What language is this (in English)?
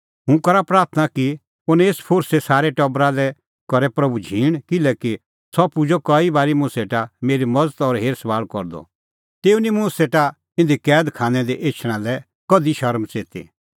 Kullu Pahari